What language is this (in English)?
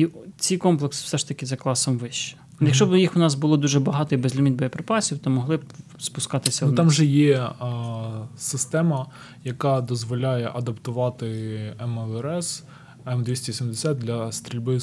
Ukrainian